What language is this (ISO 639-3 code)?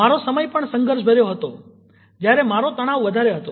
guj